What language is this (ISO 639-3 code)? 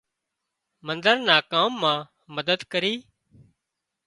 kxp